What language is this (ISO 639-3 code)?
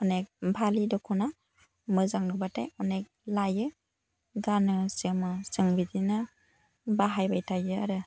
brx